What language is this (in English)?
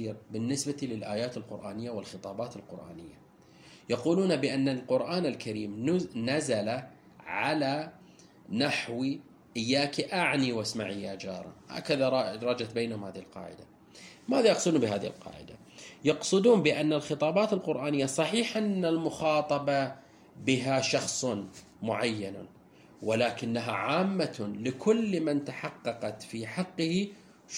Arabic